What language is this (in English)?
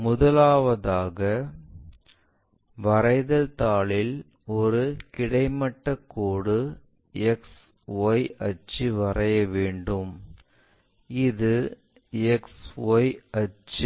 Tamil